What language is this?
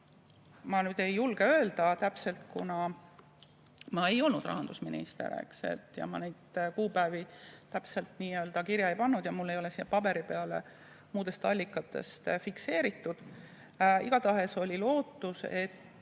Estonian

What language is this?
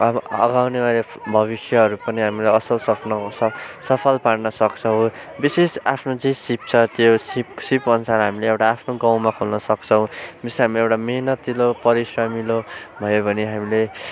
Nepali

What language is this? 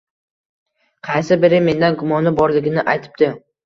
Uzbek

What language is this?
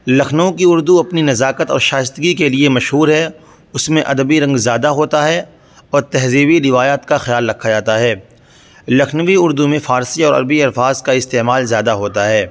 Urdu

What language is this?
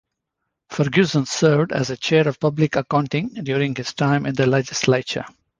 English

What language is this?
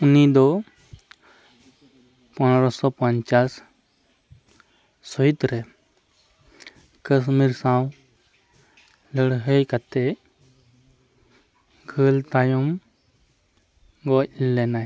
Santali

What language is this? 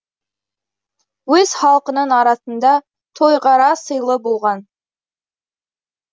Kazakh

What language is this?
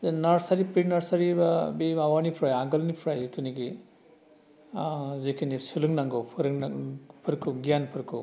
Bodo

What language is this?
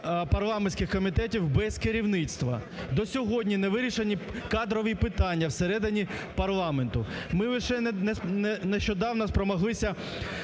Ukrainian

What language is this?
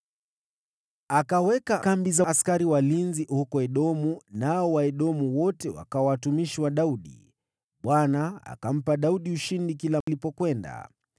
Swahili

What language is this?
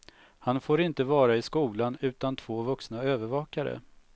Swedish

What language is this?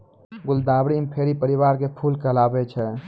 Maithili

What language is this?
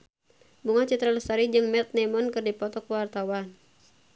Sundanese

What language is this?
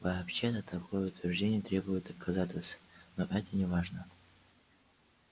Russian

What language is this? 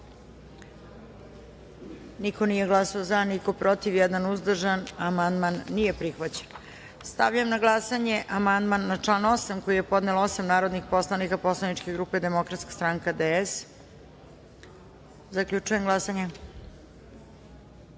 Serbian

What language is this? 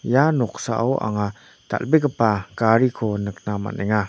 Garo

